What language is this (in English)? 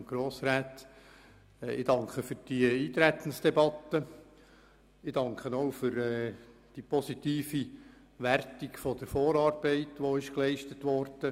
Swiss German